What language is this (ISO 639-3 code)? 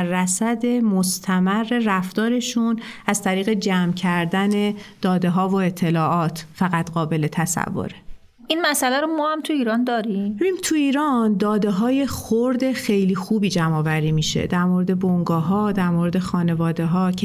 fas